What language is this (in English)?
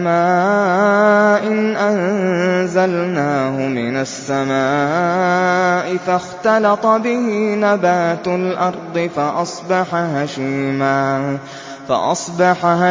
Arabic